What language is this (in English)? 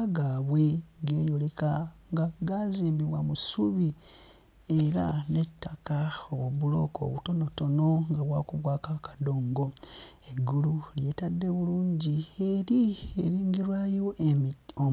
Ganda